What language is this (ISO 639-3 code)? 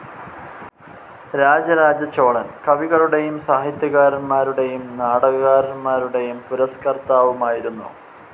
mal